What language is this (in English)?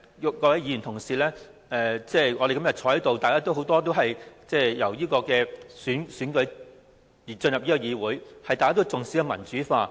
Cantonese